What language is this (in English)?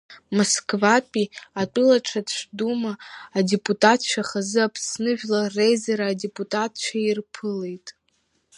Abkhazian